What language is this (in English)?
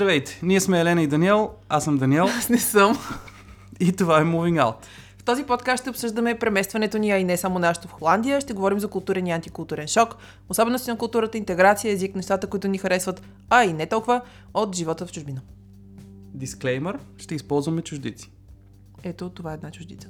Bulgarian